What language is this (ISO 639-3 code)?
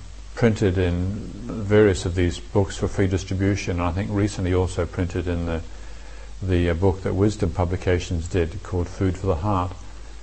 eng